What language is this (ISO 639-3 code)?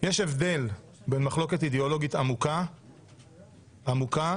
heb